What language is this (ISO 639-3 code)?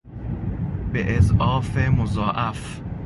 fas